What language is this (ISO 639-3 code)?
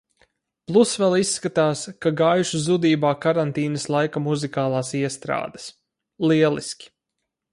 lav